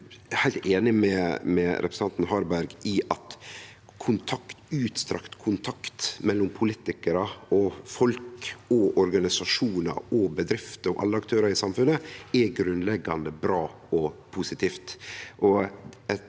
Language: Norwegian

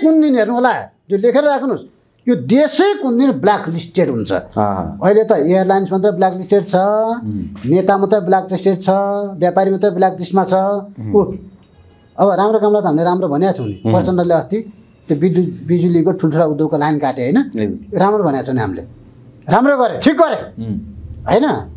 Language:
Indonesian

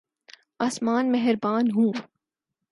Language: Urdu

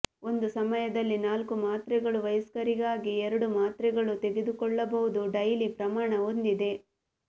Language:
Kannada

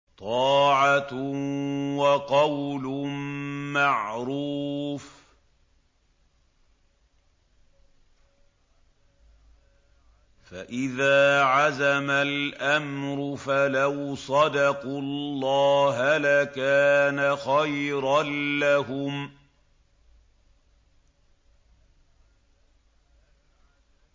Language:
Arabic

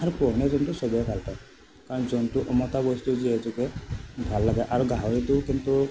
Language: Assamese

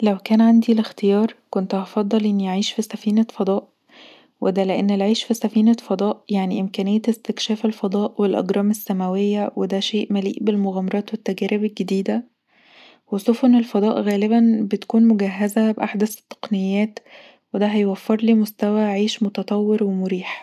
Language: Egyptian Arabic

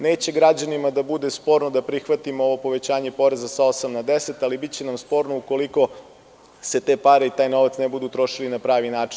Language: Serbian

